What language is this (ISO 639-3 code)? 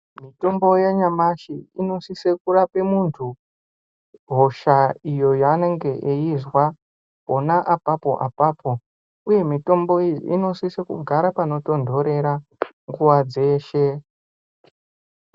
ndc